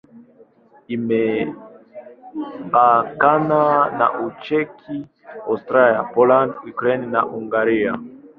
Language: Swahili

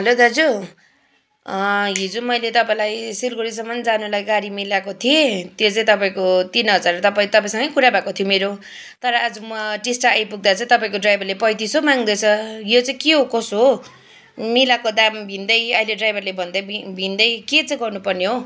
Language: Nepali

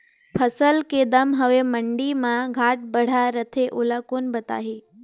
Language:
Chhattisgarhi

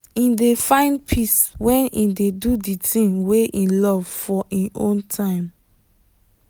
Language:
Nigerian Pidgin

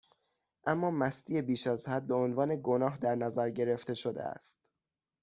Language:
Persian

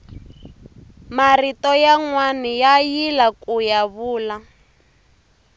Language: Tsonga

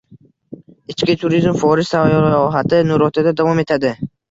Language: Uzbek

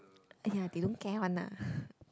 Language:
English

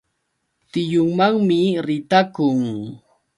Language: Yauyos Quechua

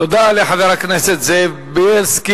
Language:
Hebrew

